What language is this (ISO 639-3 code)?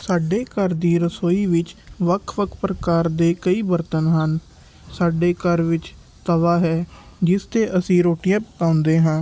pan